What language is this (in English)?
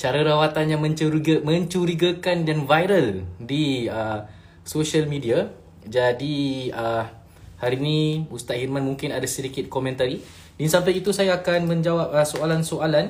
Malay